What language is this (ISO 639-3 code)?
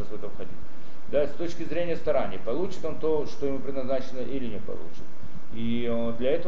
rus